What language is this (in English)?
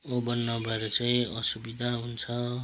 Nepali